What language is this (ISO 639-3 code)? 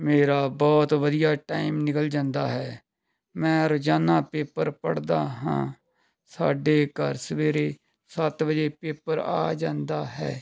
pan